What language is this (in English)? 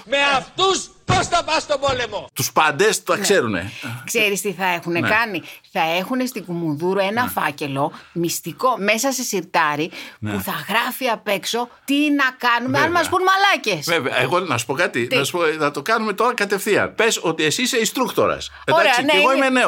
Greek